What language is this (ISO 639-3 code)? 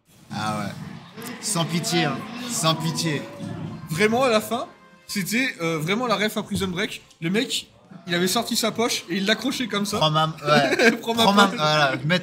fra